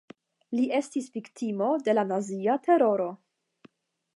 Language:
Esperanto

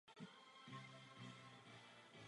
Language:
Czech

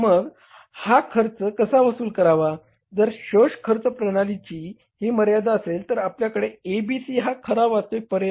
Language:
Marathi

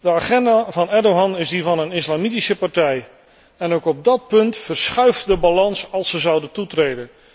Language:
Dutch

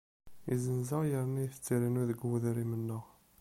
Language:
Kabyle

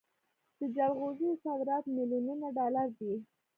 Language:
Pashto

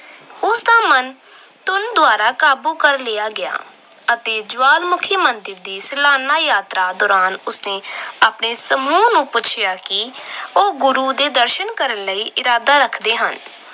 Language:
Punjabi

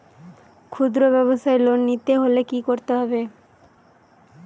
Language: Bangla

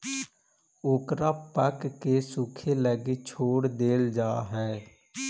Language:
Magahi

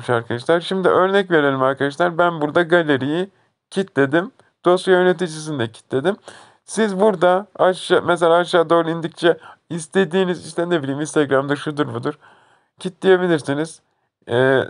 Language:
Turkish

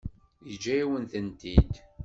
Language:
Kabyle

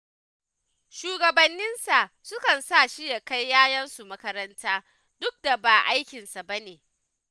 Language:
Hausa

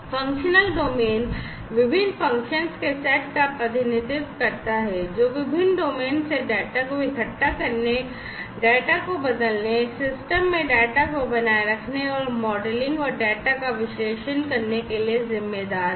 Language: Hindi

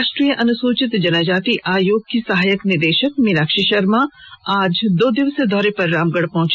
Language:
Hindi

